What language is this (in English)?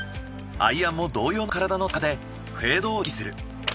Japanese